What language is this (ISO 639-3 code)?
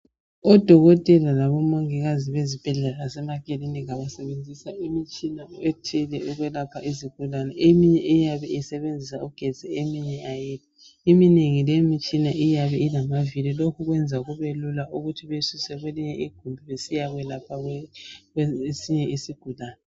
nde